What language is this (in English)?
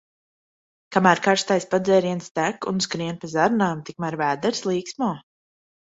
Latvian